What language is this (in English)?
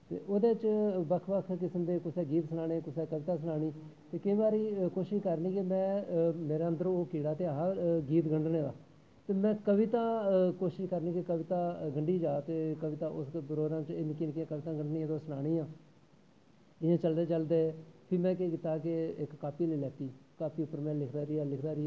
Dogri